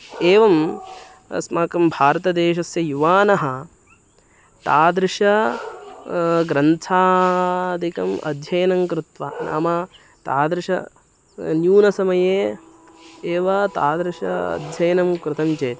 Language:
Sanskrit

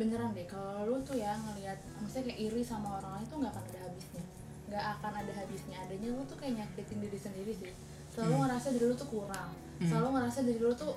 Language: Indonesian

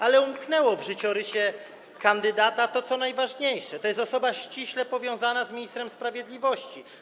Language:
Polish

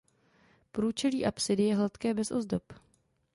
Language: Czech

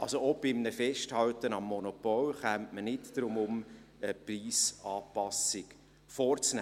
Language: Swiss German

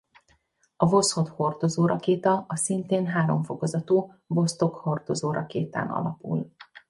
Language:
Hungarian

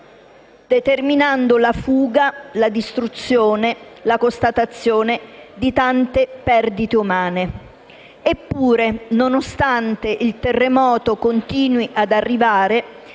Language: Italian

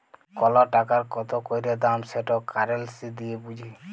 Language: Bangla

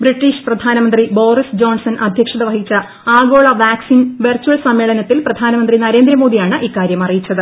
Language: Malayalam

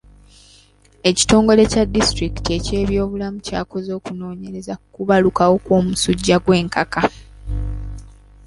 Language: Ganda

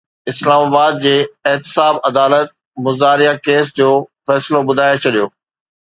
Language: Sindhi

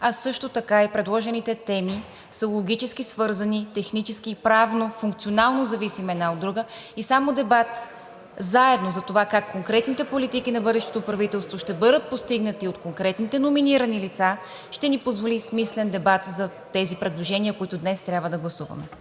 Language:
Bulgarian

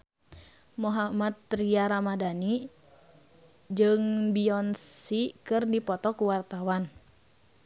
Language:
Sundanese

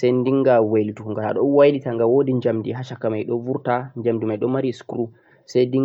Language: Central-Eastern Niger Fulfulde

